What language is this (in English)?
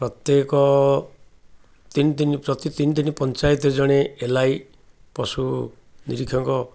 Odia